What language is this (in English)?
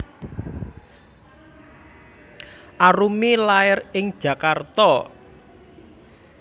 Javanese